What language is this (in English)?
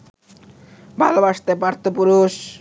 Bangla